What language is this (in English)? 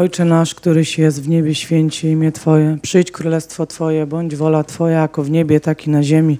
Polish